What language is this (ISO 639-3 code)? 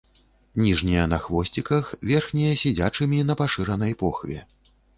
bel